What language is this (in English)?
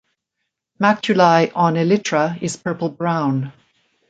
English